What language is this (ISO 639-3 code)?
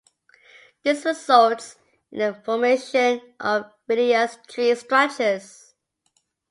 eng